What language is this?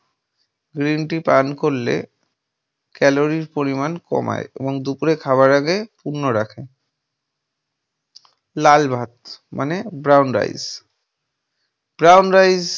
Bangla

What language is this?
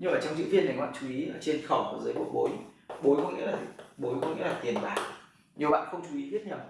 Vietnamese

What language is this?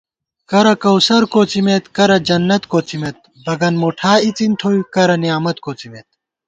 Gawar-Bati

